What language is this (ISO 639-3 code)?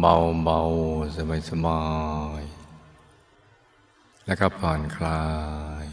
tha